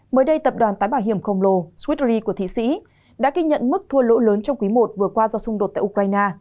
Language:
Vietnamese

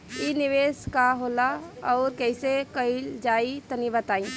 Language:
Bhojpuri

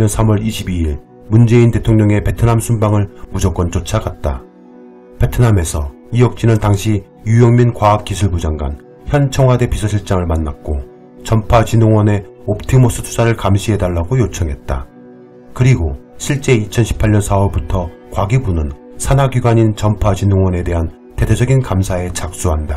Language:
Korean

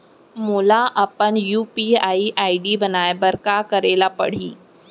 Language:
Chhattisgarhi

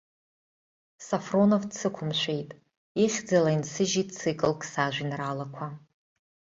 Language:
Abkhazian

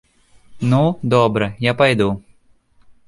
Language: Belarusian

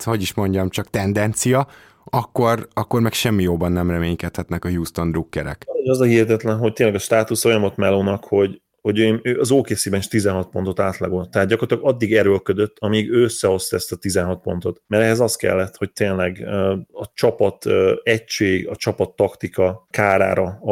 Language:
Hungarian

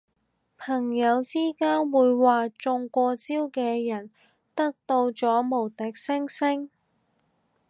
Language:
Cantonese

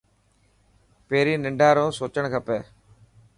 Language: Dhatki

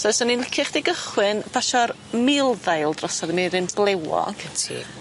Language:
Welsh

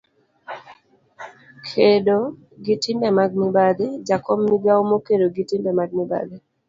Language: Luo (Kenya and Tanzania)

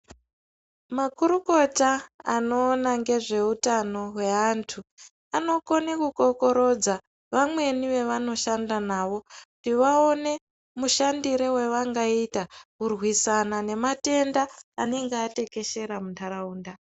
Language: Ndau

